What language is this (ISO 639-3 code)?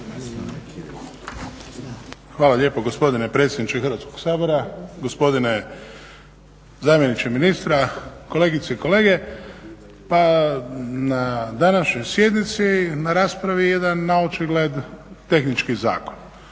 hrv